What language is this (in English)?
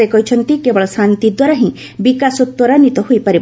Odia